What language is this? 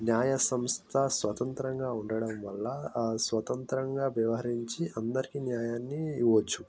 Telugu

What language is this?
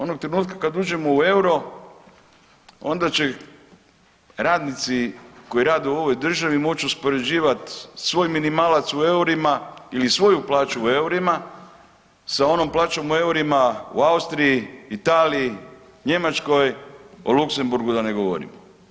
Croatian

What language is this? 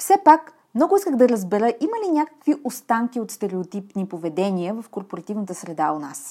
Bulgarian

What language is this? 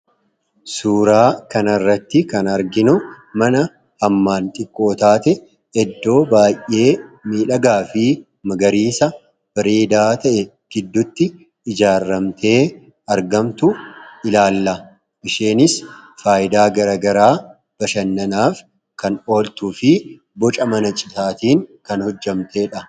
Oromo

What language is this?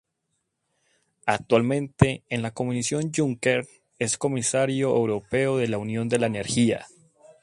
Spanish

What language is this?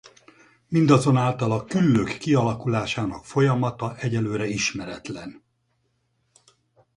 Hungarian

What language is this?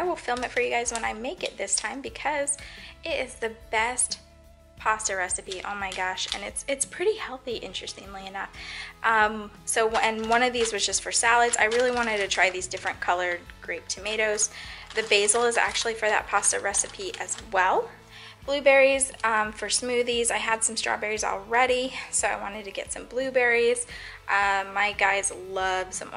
English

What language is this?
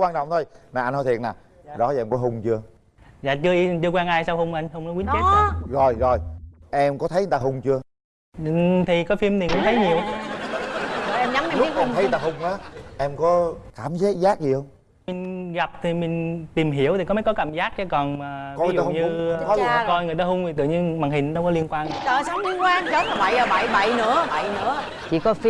Vietnamese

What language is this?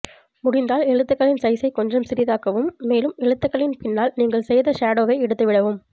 Tamil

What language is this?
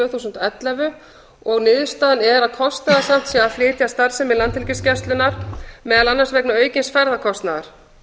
Icelandic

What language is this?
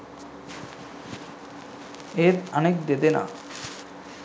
Sinhala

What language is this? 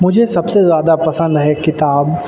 Urdu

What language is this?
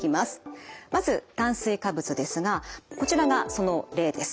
Japanese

